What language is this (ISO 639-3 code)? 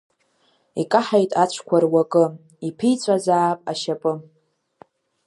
abk